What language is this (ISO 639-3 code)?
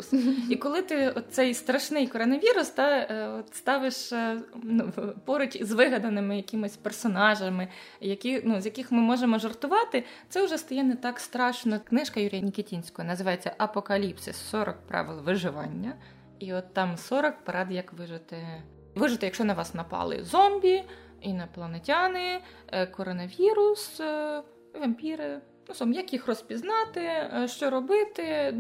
ukr